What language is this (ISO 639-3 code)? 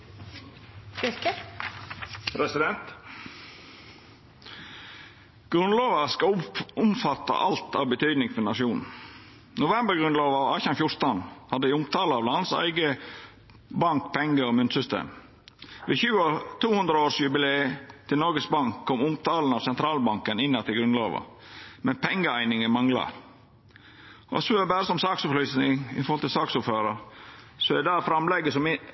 nno